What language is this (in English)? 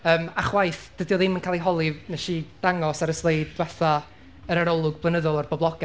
Welsh